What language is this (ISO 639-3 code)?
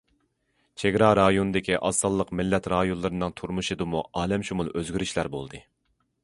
uig